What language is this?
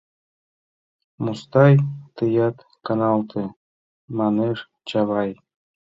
Mari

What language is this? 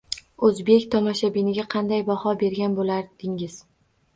Uzbek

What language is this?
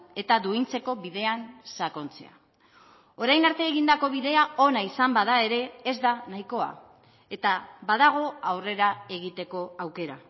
Basque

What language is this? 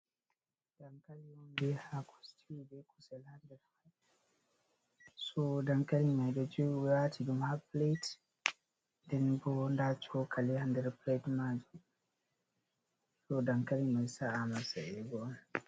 Fula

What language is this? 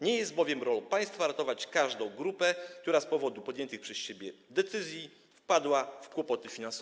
Polish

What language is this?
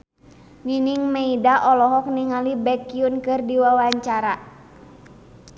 Sundanese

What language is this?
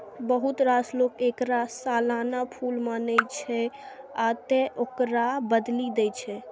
Maithili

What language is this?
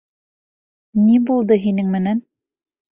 Bashkir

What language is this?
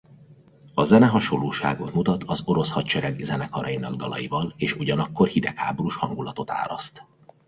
Hungarian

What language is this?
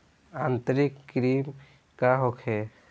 Bhojpuri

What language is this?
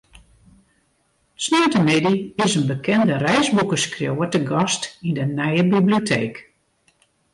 Western Frisian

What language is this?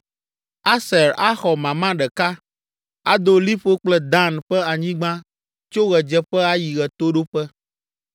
Ewe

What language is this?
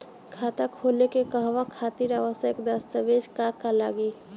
Bhojpuri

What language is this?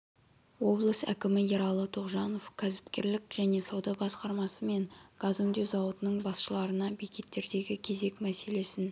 Kazakh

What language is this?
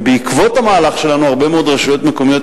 Hebrew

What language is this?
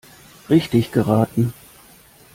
German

